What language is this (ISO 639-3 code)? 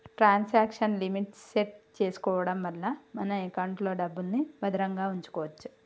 tel